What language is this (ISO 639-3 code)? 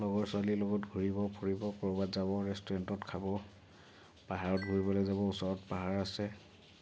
asm